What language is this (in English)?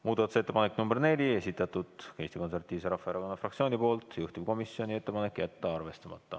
Estonian